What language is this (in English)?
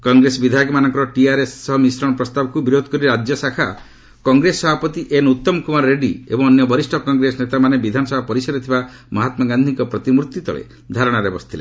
Odia